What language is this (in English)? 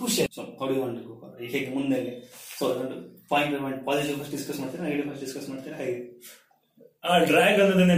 Kannada